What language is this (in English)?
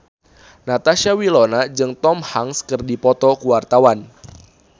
Sundanese